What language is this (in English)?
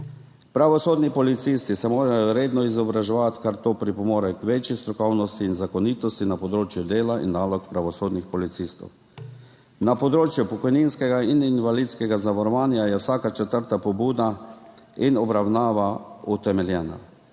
Slovenian